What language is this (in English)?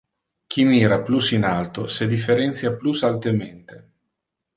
Interlingua